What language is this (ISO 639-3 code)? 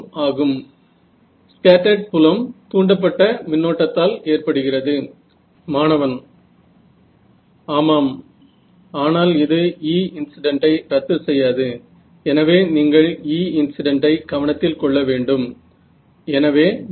mar